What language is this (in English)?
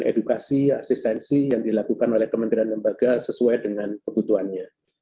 Indonesian